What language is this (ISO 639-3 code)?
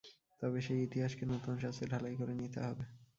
ben